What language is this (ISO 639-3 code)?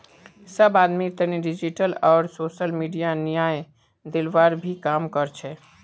mag